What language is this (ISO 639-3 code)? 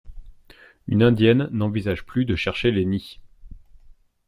fra